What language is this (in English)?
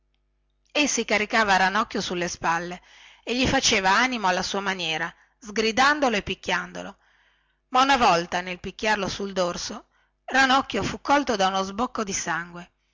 Italian